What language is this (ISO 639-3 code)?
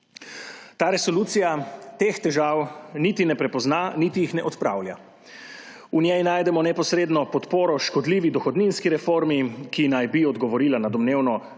slv